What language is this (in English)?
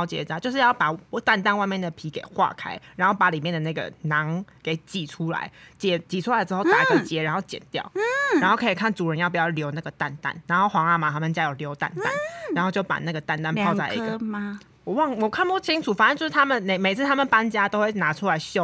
Chinese